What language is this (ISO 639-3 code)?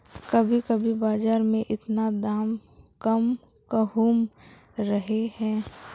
mag